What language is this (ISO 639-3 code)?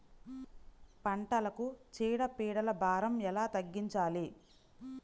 tel